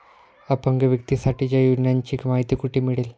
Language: Marathi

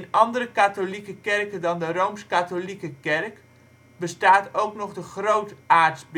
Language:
Dutch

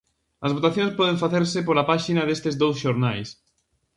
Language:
Galician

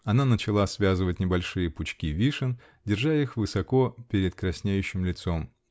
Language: Russian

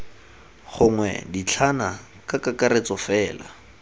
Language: Tswana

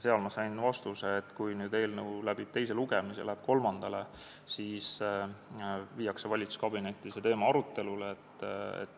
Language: Estonian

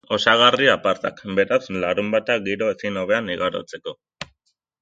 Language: Basque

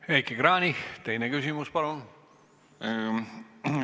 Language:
Estonian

